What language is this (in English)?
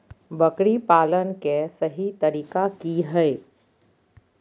Magahi